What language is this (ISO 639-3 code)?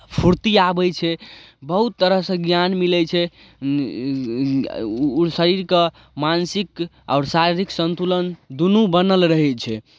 mai